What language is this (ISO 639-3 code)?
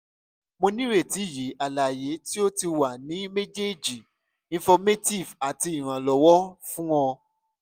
yor